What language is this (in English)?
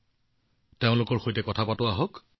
Assamese